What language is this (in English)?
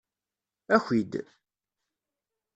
Kabyle